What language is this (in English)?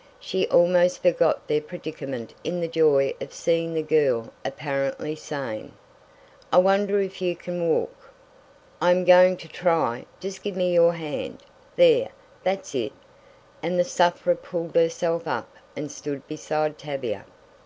English